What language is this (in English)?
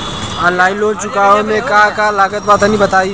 Bhojpuri